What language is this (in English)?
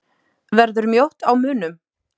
Icelandic